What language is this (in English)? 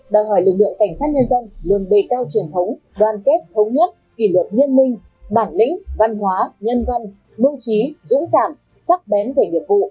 Vietnamese